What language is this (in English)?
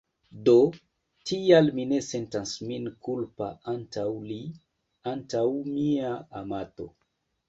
Esperanto